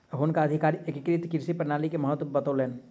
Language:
Maithili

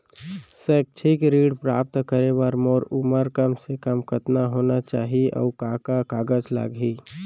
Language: Chhattisgarhi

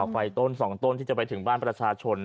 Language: Thai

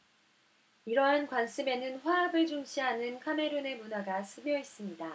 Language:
Korean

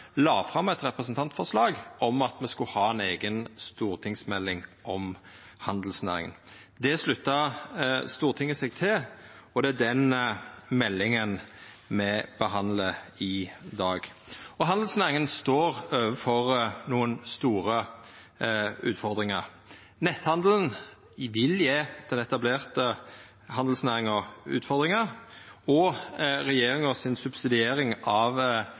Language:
Norwegian Nynorsk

